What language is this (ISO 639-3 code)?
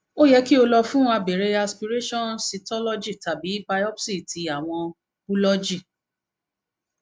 yor